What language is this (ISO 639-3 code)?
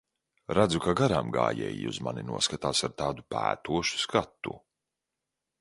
lav